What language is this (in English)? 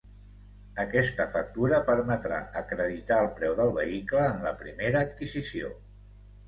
Catalan